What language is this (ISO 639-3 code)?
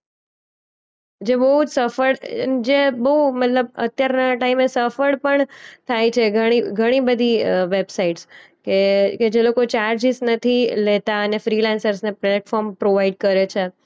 guj